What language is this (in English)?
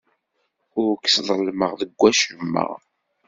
Kabyle